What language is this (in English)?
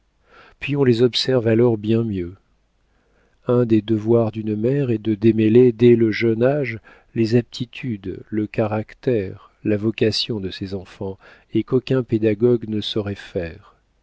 French